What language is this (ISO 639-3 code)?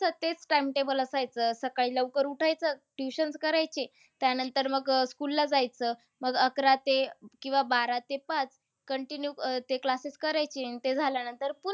mar